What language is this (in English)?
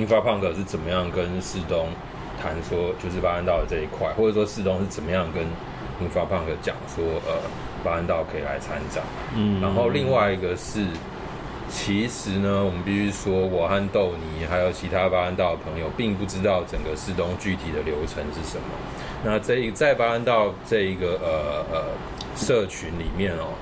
Chinese